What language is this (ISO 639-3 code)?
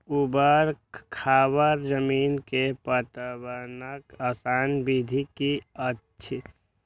mai